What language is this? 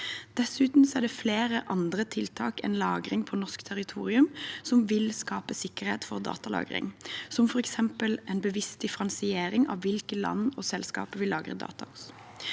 Norwegian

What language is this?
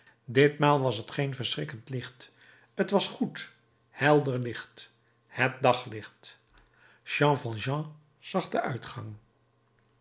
Dutch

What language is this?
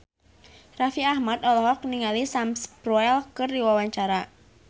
Sundanese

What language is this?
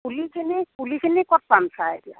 Assamese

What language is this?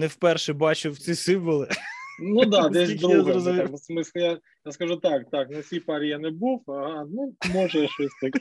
Ukrainian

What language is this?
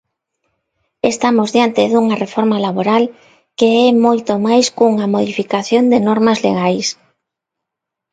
Galician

